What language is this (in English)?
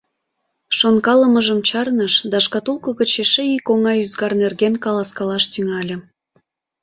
Mari